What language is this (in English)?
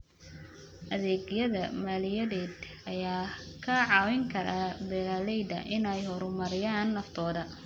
Somali